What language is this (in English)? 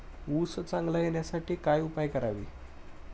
Marathi